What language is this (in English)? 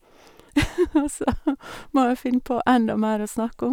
Norwegian